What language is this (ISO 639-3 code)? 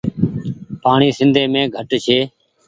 gig